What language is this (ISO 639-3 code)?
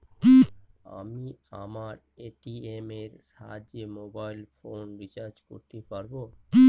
ben